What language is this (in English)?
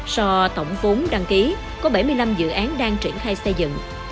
Vietnamese